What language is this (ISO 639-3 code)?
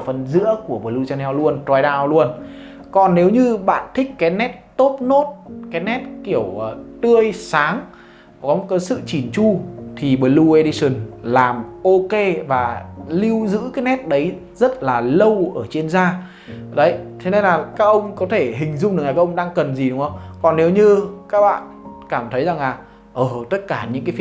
vie